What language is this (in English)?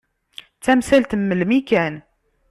Kabyle